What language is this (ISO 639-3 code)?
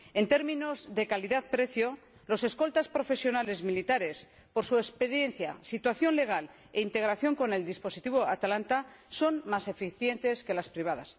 spa